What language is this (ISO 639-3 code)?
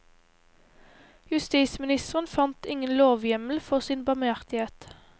nor